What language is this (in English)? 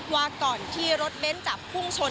Thai